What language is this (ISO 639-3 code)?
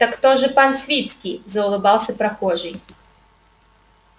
rus